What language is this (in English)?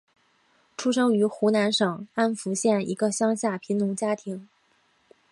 Chinese